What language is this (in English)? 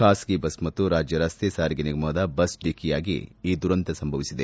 Kannada